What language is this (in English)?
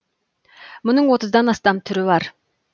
Kazakh